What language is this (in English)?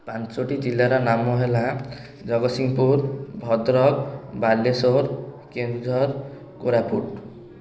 Odia